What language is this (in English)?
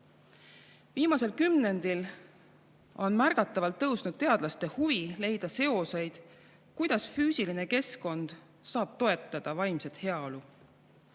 Estonian